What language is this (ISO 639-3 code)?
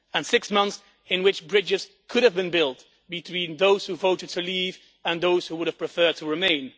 eng